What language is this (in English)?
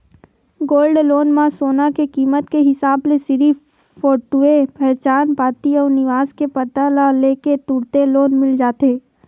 Chhattisgarhi